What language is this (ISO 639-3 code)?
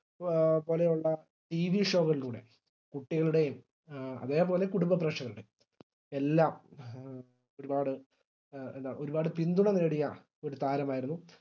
mal